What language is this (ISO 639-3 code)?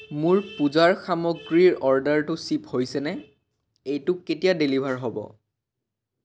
asm